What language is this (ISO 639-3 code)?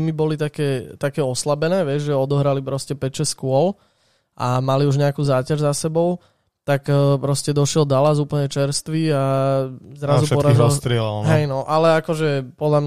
slk